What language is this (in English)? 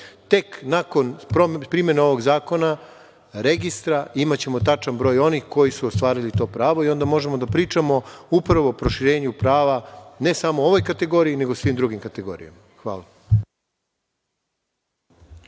Serbian